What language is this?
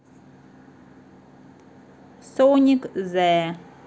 Russian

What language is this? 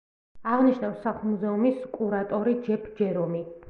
Georgian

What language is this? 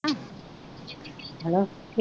Punjabi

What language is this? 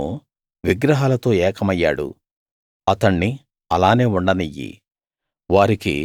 Telugu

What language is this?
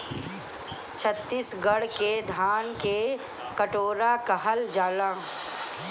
Bhojpuri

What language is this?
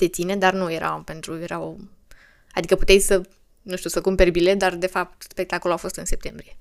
Romanian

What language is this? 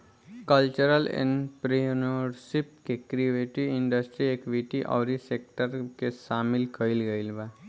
Bhojpuri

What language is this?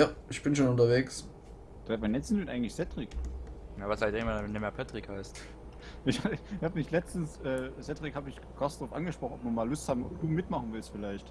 German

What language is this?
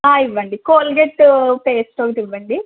Telugu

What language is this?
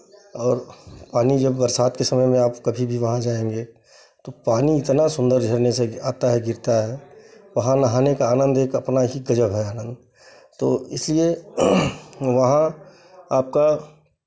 Hindi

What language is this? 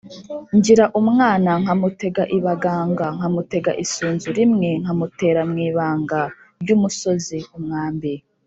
Kinyarwanda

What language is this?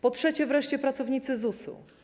Polish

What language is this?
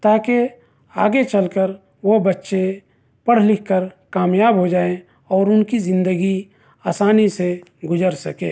Urdu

